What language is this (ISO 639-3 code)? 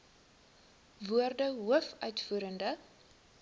afr